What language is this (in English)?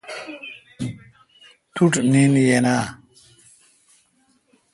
Kalkoti